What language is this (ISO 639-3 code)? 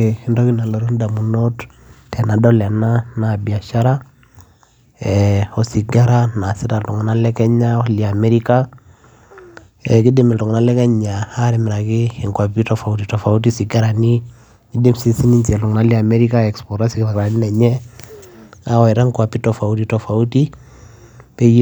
mas